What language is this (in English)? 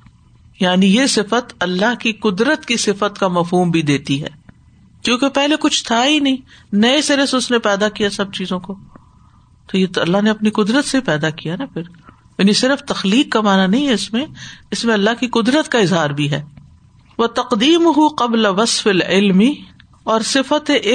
Urdu